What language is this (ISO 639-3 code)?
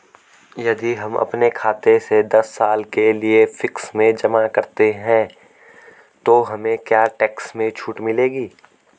hin